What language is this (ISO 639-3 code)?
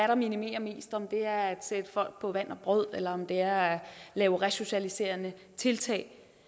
dan